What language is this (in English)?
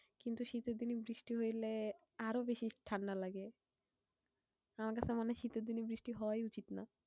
Bangla